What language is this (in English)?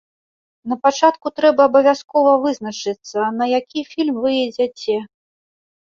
Belarusian